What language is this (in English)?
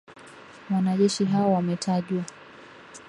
Swahili